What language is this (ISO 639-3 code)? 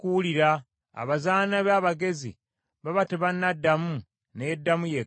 lug